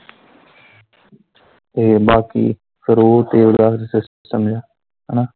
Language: Punjabi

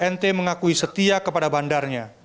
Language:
Indonesian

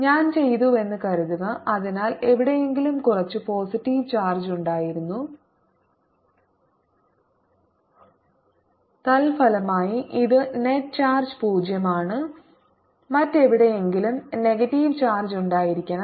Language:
Malayalam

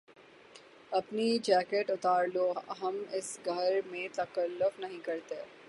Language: Urdu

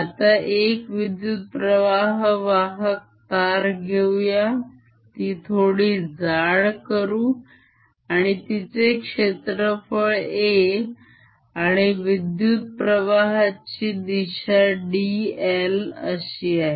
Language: Marathi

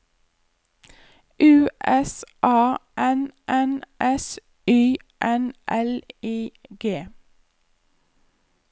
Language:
Norwegian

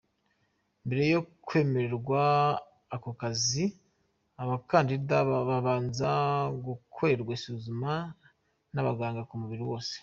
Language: Kinyarwanda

